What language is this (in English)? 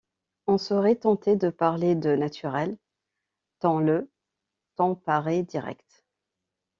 French